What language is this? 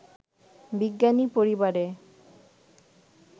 Bangla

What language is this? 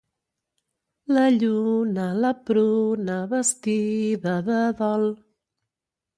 Catalan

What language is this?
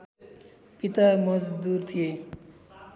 Nepali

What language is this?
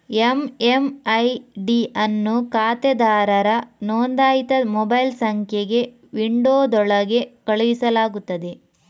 Kannada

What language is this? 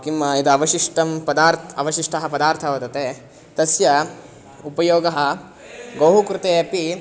Sanskrit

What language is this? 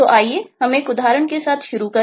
Hindi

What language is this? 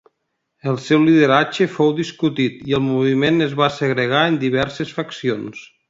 Catalan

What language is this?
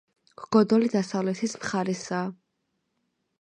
Georgian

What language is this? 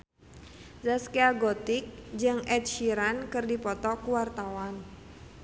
Sundanese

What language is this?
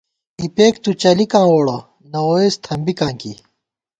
Gawar-Bati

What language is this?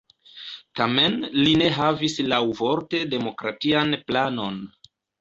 Esperanto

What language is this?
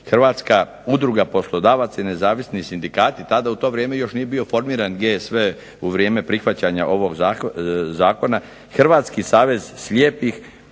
Croatian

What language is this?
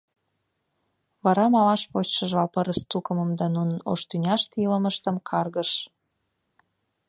Mari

